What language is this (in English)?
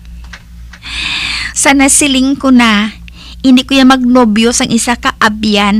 Filipino